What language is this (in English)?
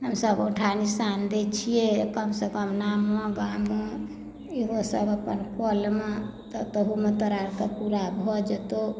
Maithili